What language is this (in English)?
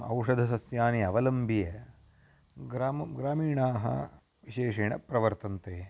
Sanskrit